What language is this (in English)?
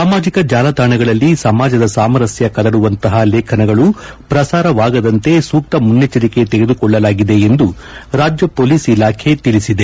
Kannada